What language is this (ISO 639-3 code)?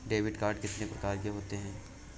hin